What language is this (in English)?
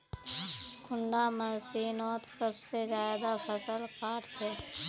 Magahi